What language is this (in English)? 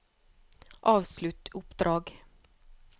Norwegian